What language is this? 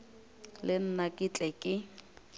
Northern Sotho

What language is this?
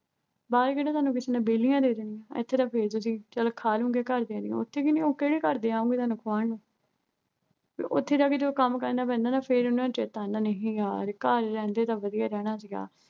Punjabi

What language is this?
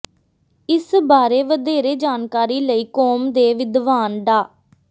Punjabi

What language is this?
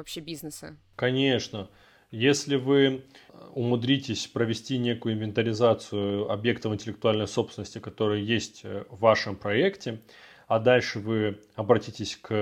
Russian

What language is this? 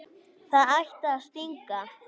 Icelandic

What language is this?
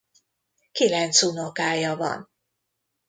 Hungarian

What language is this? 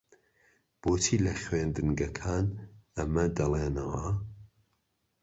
Central Kurdish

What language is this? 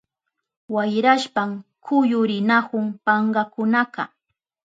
Southern Pastaza Quechua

